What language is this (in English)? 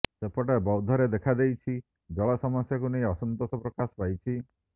Odia